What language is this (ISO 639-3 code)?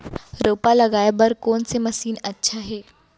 hne